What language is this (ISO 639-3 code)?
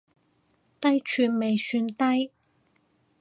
yue